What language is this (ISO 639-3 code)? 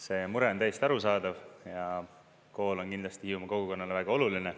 est